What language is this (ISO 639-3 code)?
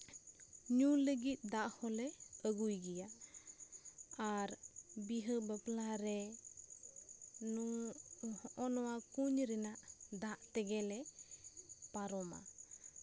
sat